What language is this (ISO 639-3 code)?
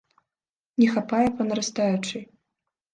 bel